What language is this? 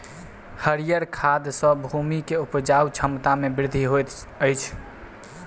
Maithili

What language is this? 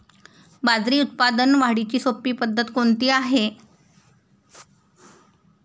Marathi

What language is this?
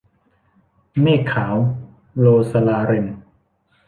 Thai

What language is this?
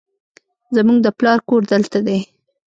Pashto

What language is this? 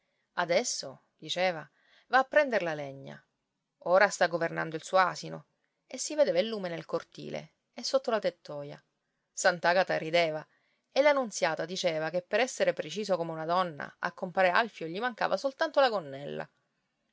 Italian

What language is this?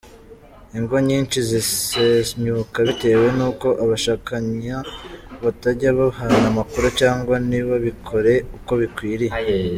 Kinyarwanda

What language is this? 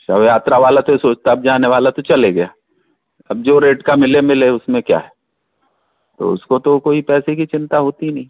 Hindi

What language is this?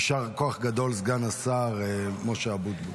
Hebrew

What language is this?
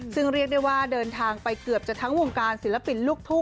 Thai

